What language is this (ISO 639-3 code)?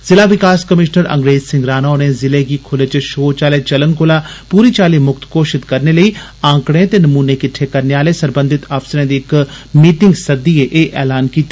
doi